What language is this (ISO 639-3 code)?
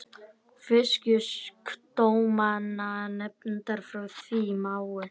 isl